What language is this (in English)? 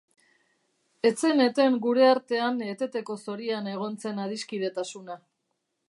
Basque